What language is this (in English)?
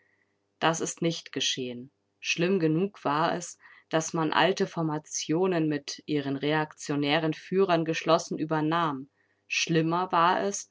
German